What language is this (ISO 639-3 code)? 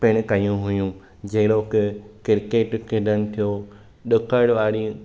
snd